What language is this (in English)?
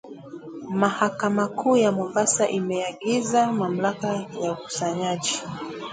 Swahili